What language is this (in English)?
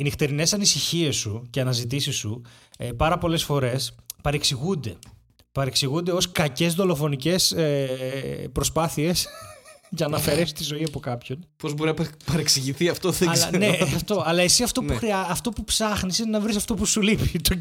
Greek